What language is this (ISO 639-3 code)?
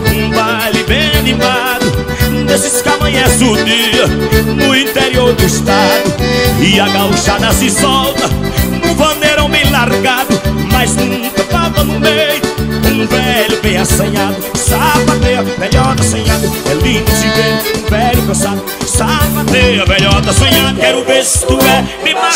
por